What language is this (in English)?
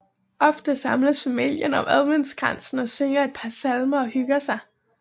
Danish